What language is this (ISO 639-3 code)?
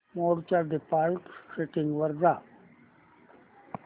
mar